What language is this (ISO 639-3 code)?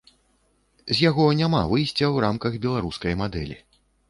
bel